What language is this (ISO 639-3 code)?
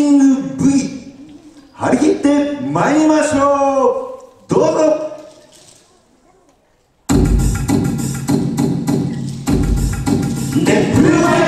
jpn